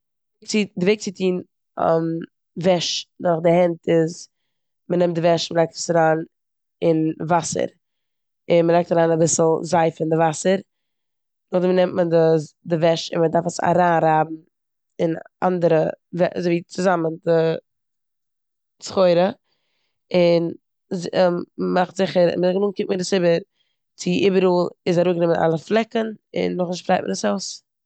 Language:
Yiddish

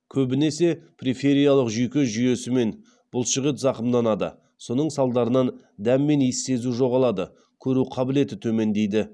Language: Kazakh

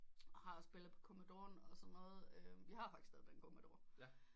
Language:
Danish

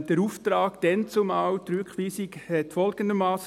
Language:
Swiss German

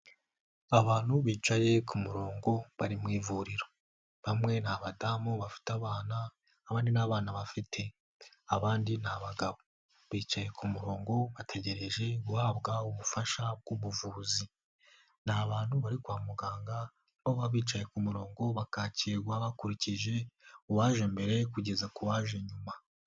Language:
Kinyarwanda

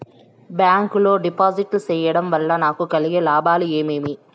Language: Telugu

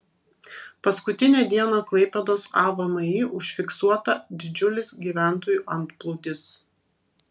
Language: Lithuanian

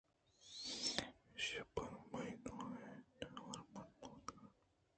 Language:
Eastern Balochi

